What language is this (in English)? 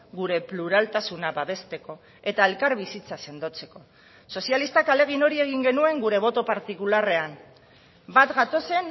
Basque